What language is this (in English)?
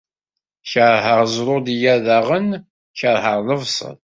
Kabyle